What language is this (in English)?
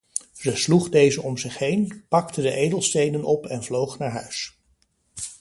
Dutch